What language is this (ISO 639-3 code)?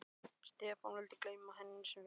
isl